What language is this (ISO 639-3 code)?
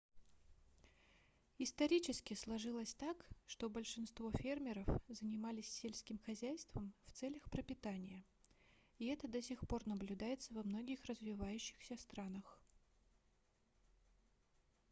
rus